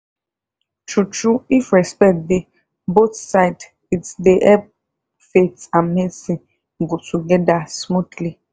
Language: Nigerian Pidgin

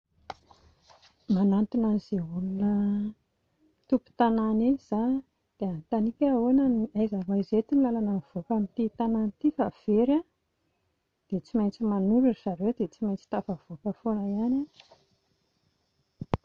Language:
Malagasy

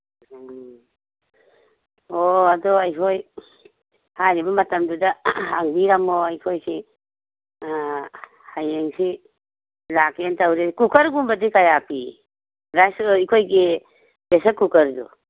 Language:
Manipuri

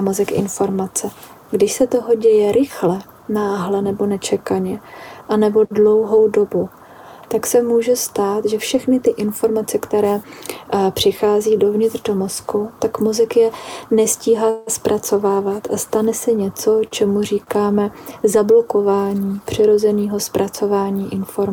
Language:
Czech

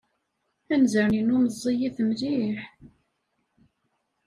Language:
Kabyle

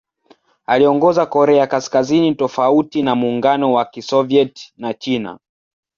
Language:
Swahili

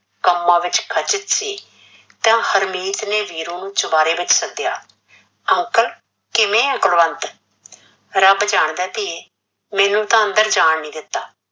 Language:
Punjabi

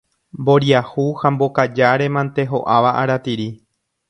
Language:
Guarani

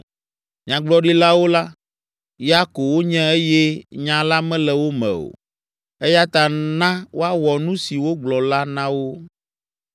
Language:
Ewe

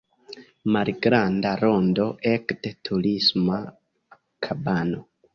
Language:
Esperanto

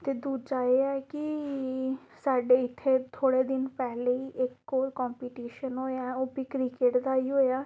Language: Dogri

